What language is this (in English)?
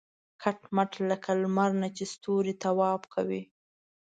Pashto